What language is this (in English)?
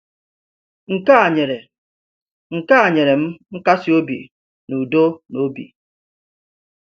Igbo